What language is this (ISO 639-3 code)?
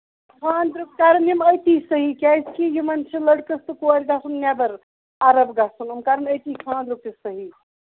kas